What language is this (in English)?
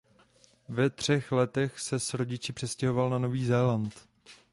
Czech